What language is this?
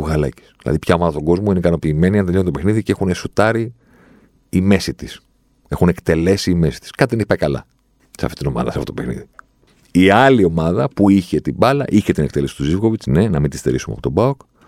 Greek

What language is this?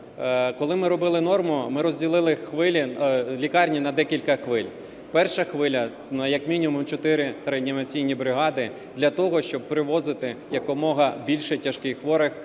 Ukrainian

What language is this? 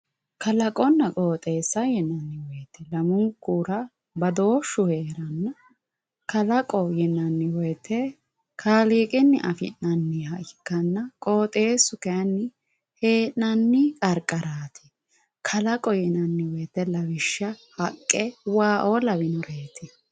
Sidamo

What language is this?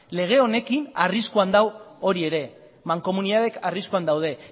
Basque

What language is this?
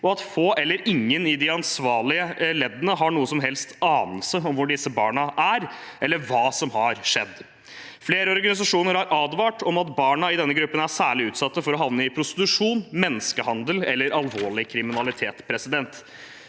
Norwegian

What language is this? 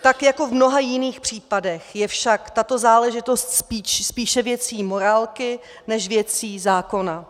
Czech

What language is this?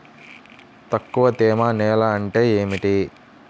Telugu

